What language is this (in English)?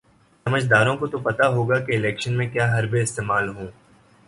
Urdu